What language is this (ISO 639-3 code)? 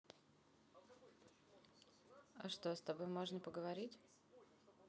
rus